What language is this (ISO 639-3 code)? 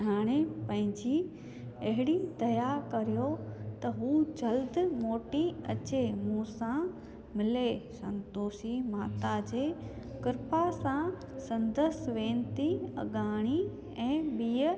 snd